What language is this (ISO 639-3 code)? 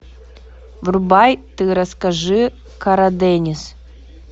rus